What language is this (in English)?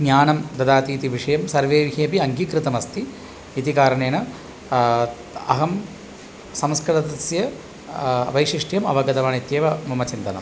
Sanskrit